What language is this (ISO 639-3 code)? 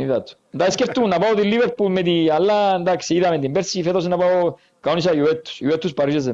ell